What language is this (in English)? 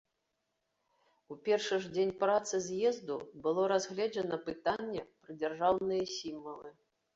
Belarusian